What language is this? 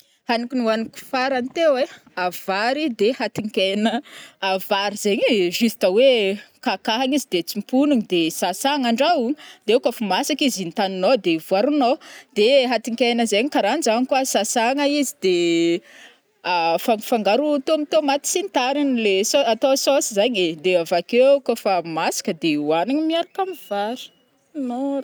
Northern Betsimisaraka Malagasy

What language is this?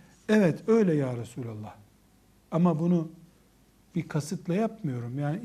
Turkish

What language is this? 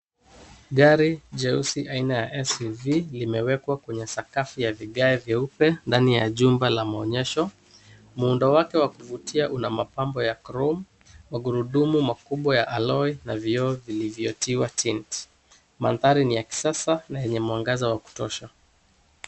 Swahili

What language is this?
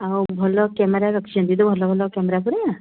Odia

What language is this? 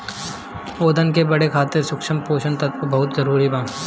Bhojpuri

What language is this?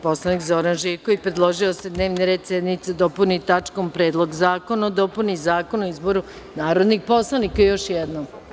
Serbian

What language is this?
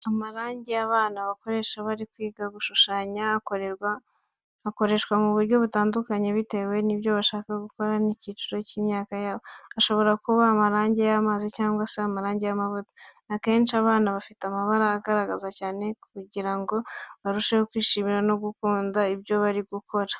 Kinyarwanda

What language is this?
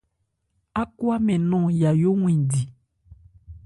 Ebrié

